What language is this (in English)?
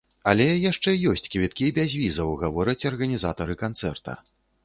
Belarusian